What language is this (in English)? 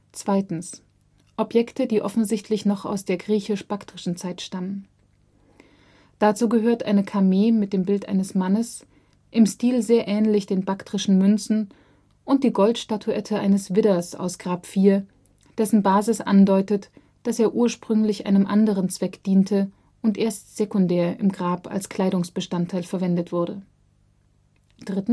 German